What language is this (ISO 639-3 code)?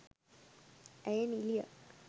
sin